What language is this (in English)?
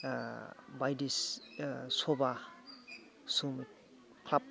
Bodo